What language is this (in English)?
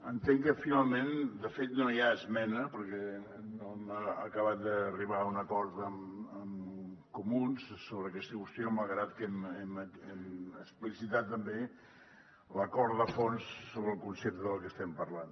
Catalan